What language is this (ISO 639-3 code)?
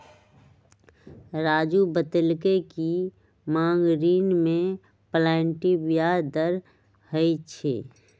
mag